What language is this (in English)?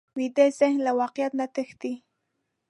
Pashto